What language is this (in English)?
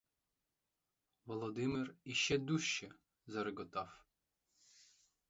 Ukrainian